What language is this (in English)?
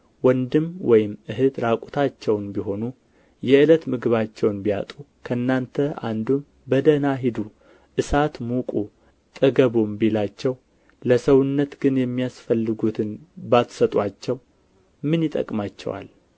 Amharic